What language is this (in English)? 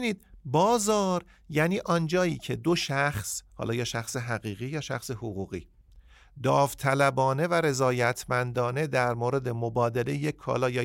Persian